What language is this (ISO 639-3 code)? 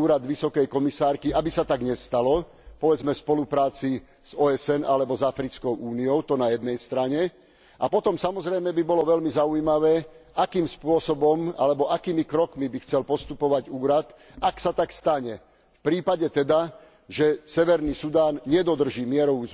slk